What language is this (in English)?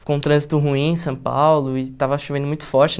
Portuguese